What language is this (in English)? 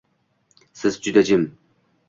Uzbek